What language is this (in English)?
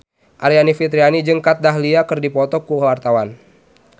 Sundanese